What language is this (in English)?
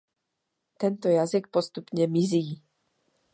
Czech